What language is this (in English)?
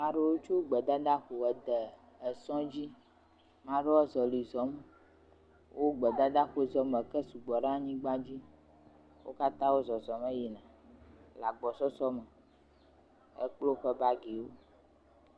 Ewe